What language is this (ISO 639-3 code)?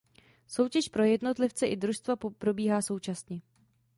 ces